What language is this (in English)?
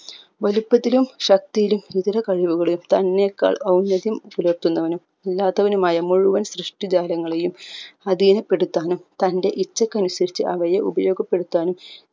Malayalam